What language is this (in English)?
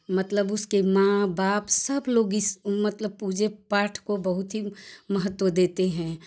Hindi